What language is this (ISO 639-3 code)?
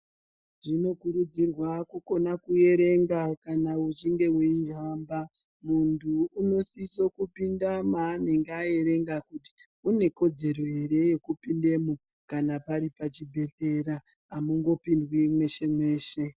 ndc